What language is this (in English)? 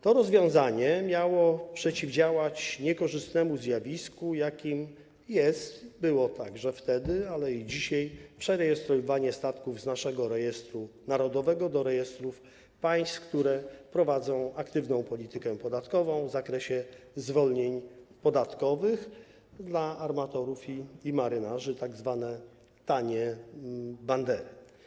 Polish